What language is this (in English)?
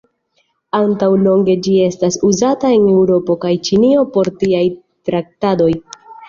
Esperanto